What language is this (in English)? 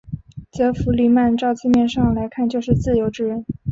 Chinese